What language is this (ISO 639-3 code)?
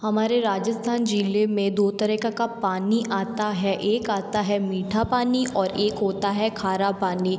hin